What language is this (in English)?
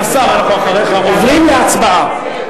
Hebrew